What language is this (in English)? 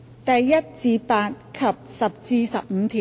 Cantonese